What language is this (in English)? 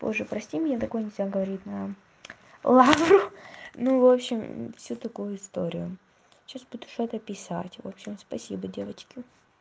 Russian